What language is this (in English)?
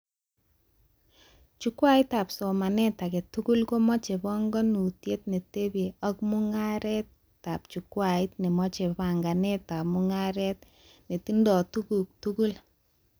Kalenjin